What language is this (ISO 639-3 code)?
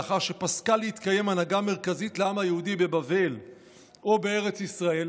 heb